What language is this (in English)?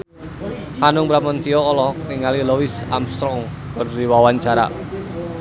Sundanese